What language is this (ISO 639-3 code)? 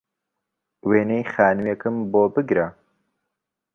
ckb